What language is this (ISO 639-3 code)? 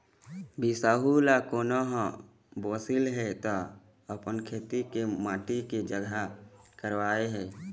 hne